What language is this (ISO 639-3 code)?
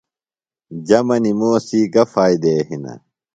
phl